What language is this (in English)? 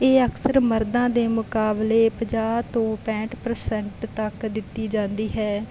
Punjabi